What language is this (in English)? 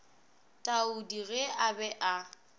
Northern Sotho